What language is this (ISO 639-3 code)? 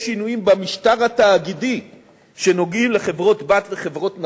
heb